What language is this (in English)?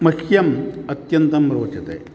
Sanskrit